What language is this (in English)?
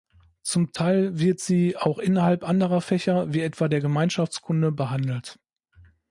German